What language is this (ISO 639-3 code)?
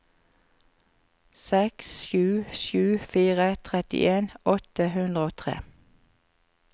nor